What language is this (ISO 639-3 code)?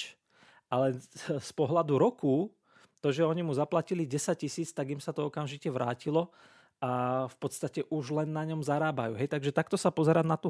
slk